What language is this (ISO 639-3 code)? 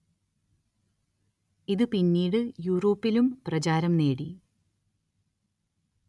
mal